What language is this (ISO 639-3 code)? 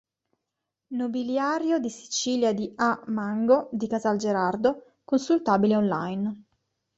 ita